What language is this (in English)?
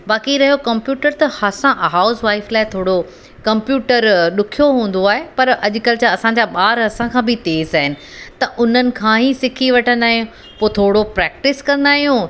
Sindhi